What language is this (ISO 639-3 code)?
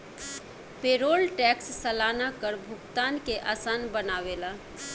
bho